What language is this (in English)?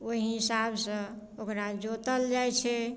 Maithili